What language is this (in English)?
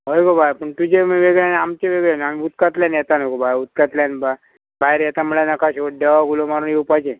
Konkani